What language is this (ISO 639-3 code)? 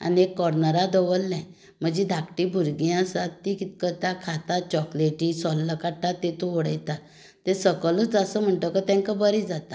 kok